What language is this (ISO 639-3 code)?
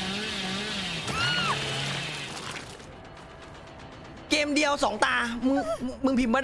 tha